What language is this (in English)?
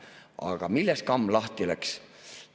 Estonian